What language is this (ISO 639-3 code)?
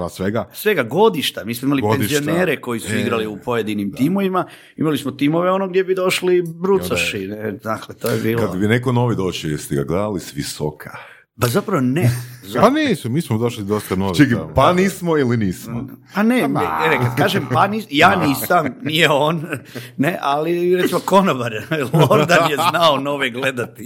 hrv